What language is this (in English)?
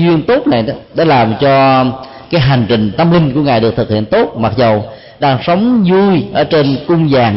Vietnamese